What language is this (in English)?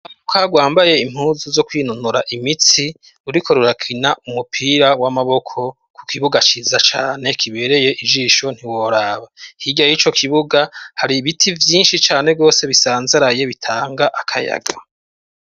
Rundi